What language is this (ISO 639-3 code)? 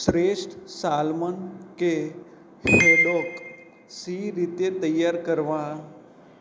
guj